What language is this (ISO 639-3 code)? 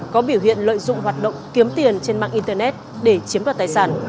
vie